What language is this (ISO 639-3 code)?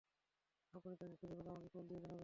ben